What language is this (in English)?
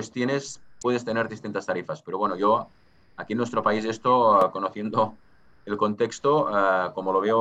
Spanish